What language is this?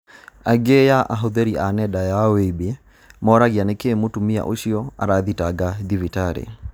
Kikuyu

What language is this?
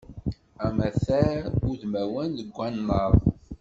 Kabyle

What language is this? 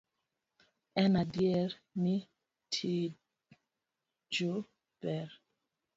Luo (Kenya and Tanzania)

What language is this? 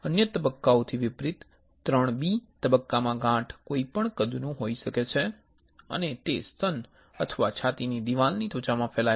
Gujarati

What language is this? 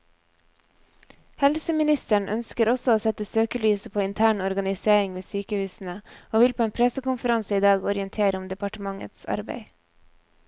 Norwegian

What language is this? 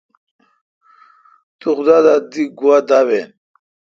Kalkoti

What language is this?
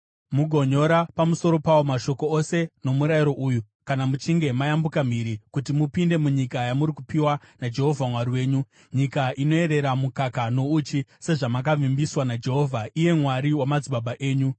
Shona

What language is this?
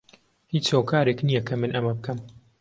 Central Kurdish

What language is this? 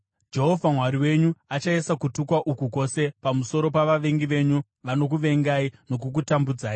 Shona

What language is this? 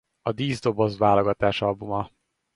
Hungarian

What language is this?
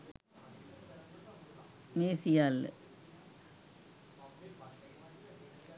Sinhala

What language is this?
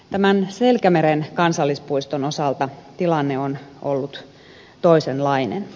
Finnish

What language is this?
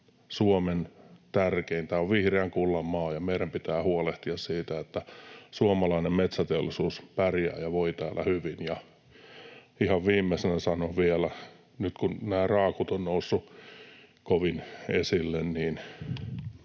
Finnish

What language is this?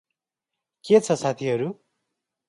Nepali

